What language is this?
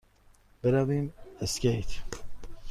Persian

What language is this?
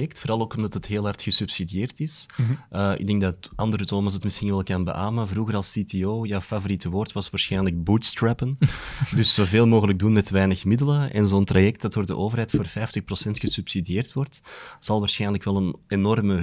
Dutch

